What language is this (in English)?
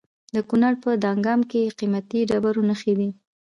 Pashto